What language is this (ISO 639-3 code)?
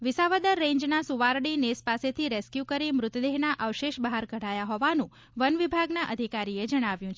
guj